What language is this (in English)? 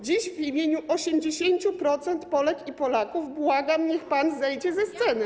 Polish